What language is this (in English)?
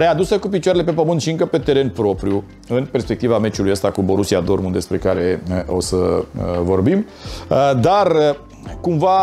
Romanian